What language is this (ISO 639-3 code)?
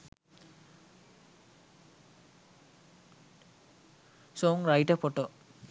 sin